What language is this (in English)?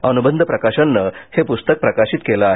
Marathi